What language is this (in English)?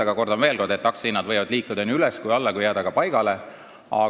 Estonian